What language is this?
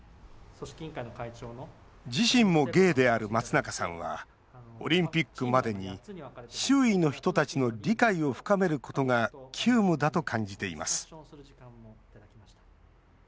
Japanese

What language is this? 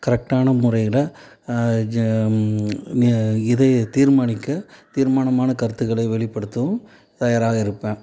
Tamil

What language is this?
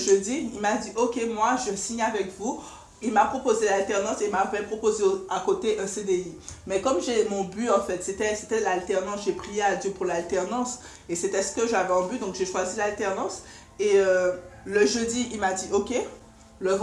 French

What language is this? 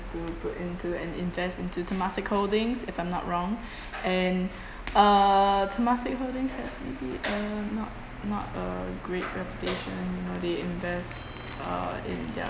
English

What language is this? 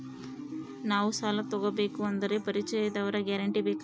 Kannada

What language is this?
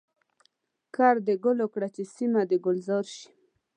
Pashto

